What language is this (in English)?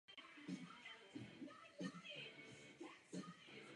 Czech